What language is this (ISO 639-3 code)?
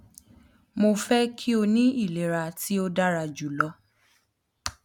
yor